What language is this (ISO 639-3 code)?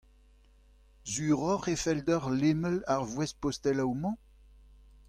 bre